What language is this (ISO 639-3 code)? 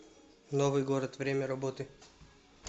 rus